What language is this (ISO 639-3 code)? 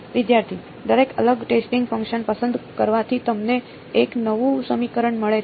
guj